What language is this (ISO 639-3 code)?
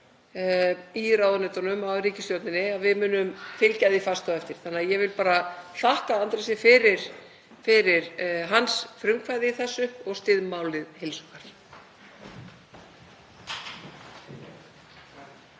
isl